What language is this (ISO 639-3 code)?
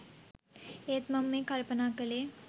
sin